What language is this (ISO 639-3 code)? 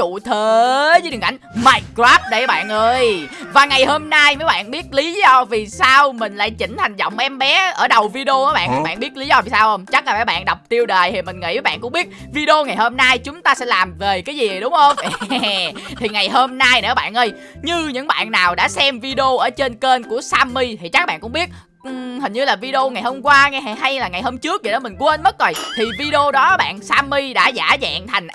vie